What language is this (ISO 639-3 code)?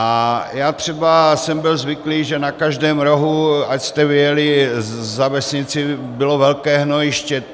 ces